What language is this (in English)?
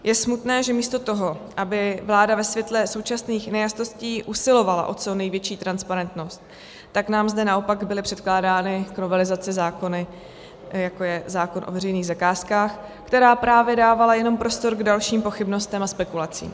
Czech